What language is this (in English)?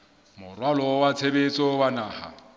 Southern Sotho